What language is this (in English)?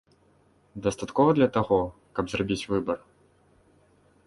Belarusian